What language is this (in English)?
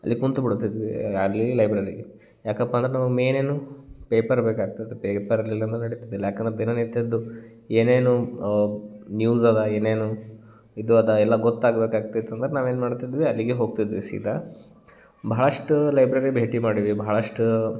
Kannada